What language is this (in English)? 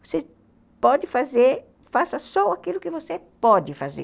Portuguese